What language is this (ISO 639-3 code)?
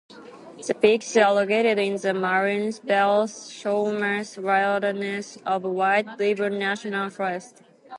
eng